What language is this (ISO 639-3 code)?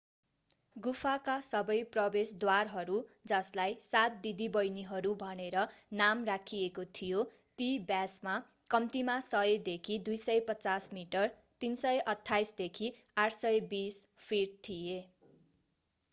nep